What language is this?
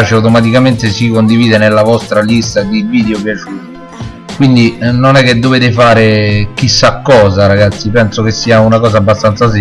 Italian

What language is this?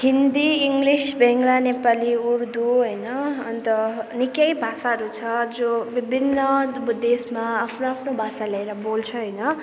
Nepali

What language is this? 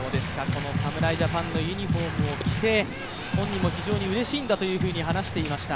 Japanese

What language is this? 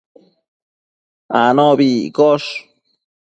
Matsés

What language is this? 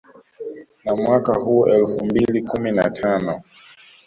Swahili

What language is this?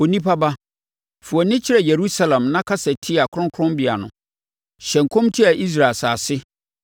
Akan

